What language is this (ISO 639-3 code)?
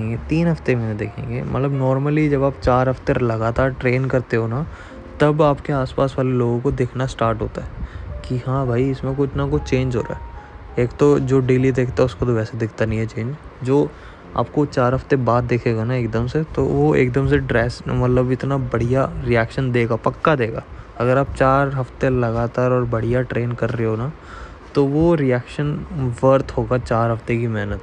hin